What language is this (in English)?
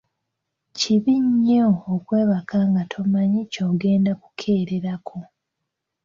Ganda